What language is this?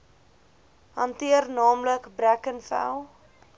Afrikaans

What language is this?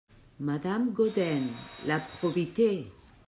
French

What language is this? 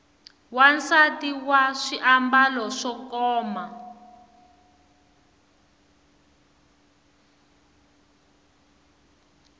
Tsonga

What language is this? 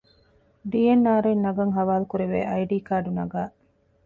Divehi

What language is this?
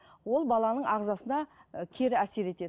Kazakh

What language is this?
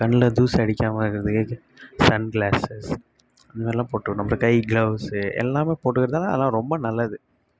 Tamil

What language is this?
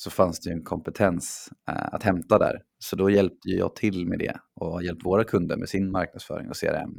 Swedish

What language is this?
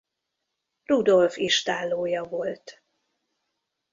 Hungarian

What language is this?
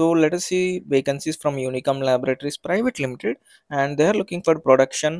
English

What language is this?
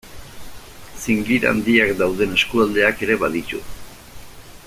Basque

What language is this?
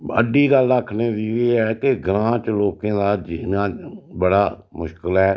Dogri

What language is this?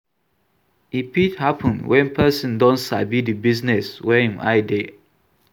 Nigerian Pidgin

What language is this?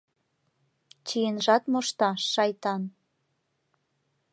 Mari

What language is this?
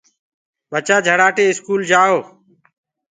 Gurgula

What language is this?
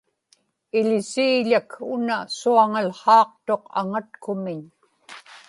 Inupiaq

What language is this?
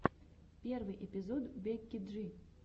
Russian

